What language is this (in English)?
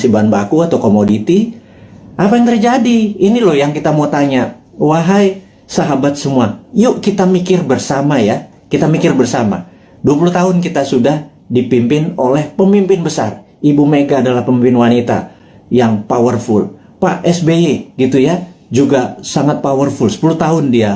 Indonesian